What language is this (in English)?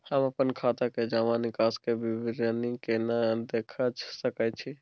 Maithili